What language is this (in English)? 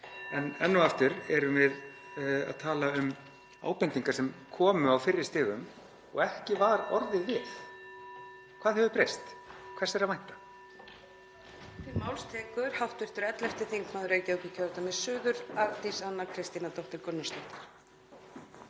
Icelandic